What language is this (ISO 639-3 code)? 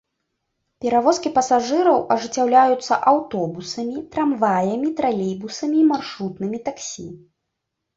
bel